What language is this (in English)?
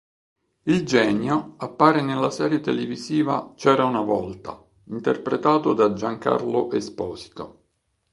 Italian